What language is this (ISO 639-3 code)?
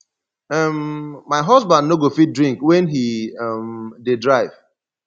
pcm